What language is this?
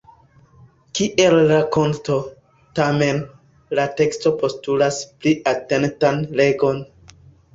Esperanto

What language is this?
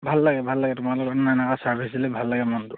Assamese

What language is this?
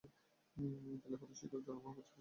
Bangla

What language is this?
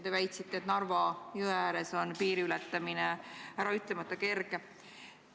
Estonian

